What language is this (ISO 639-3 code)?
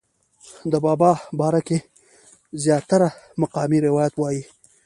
pus